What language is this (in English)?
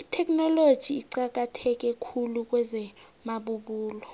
South Ndebele